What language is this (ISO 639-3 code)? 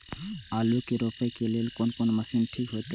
mai